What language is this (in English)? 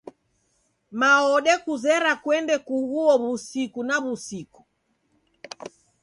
Taita